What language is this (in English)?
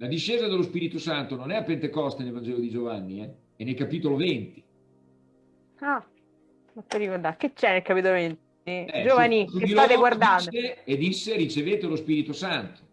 Italian